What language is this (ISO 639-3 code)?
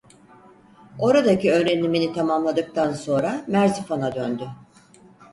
tur